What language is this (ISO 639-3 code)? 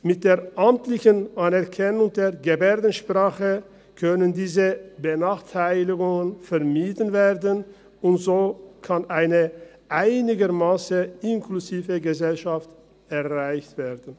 gsw